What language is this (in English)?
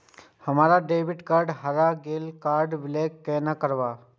Maithili